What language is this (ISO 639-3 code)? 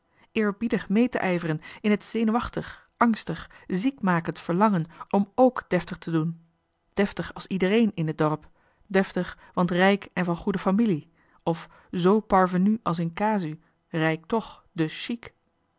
nld